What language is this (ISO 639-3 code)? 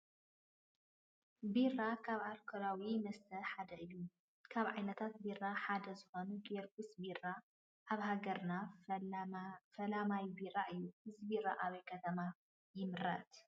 tir